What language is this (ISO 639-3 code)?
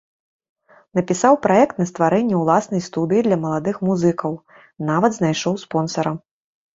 bel